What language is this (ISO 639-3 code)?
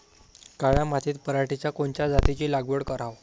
mar